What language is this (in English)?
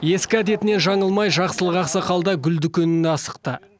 Kazakh